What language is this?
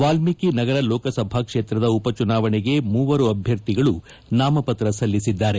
Kannada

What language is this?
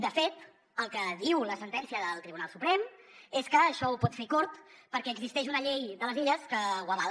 Catalan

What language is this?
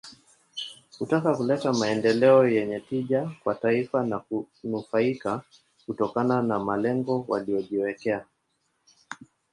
Swahili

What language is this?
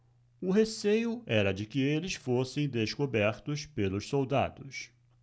Portuguese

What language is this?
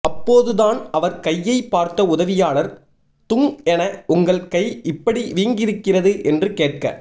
Tamil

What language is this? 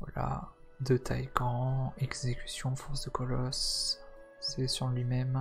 French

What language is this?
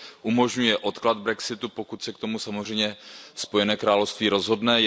Czech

